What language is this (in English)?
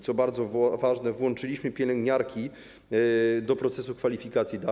Polish